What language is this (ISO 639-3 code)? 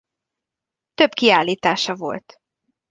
hun